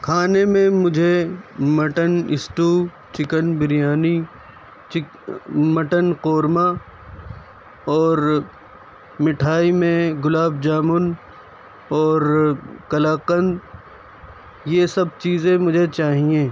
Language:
Urdu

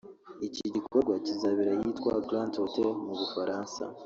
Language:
Kinyarwanda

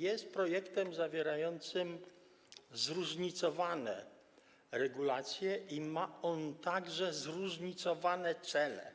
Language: Polish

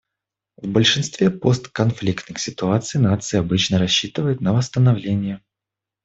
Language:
Russian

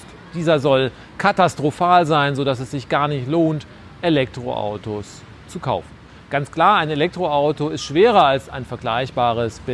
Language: German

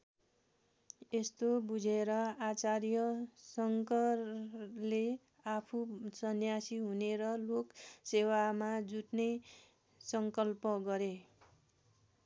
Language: Nepali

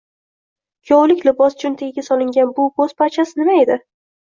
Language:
Uzbek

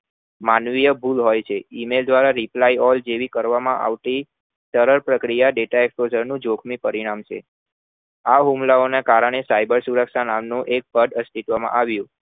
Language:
Gujarati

